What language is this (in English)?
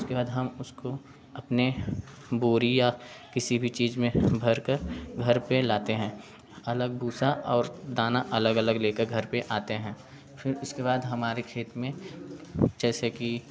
Hindi